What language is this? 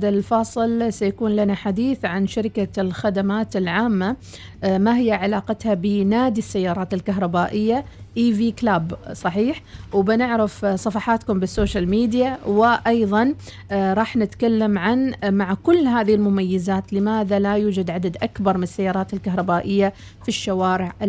Arabic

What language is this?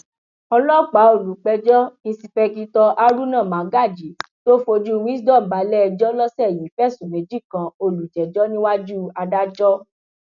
Yoruba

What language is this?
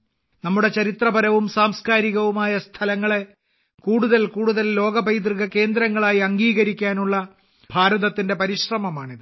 Malayalam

